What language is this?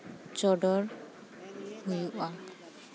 Santali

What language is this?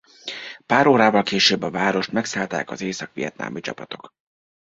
Hungarian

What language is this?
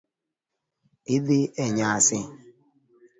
Luo (Kenya and Tanzania)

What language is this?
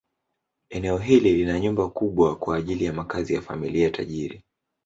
Swahili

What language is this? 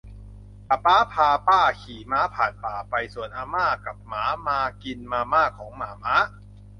Thai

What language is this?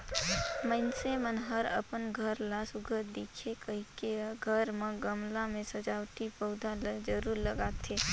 Chhattisgarhi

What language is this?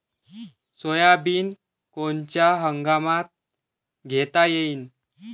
Marathi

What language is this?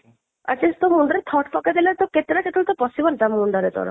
Odia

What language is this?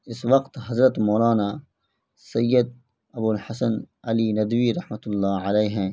Urdu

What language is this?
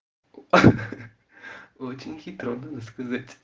Russian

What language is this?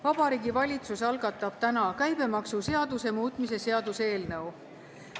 Estonian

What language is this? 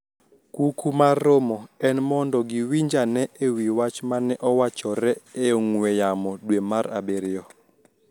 Luo (Kenya and Tanzania)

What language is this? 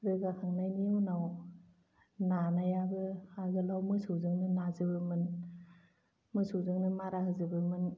Bodo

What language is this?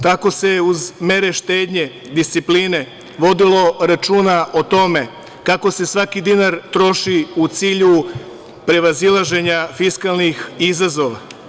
Serbian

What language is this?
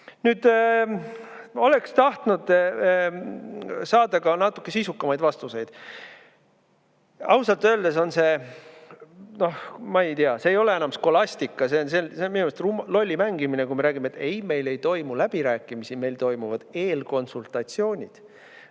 Estonian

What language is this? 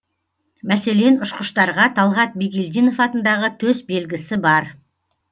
Kazakh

